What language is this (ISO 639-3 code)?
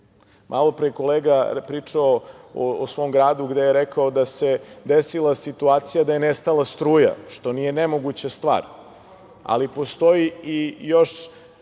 srp